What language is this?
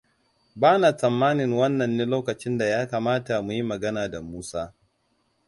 Hausa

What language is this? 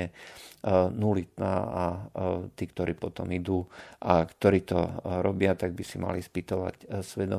Slovak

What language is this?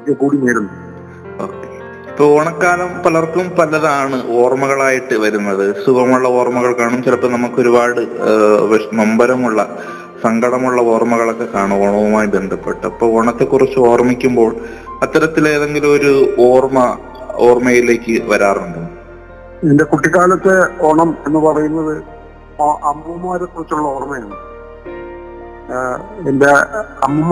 Malayalam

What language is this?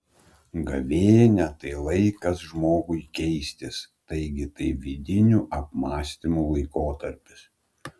Lithuanian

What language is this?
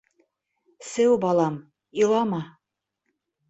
Bashkir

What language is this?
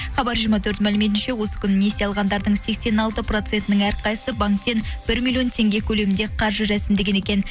Kazakh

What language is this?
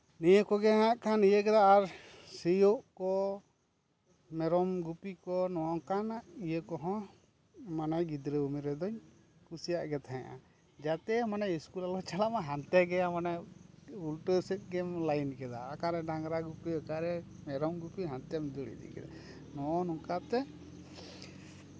Santali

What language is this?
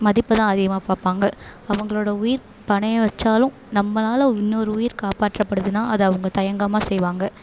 Tamil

